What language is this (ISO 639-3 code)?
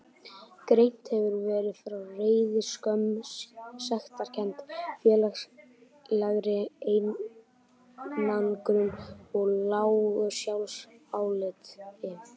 isl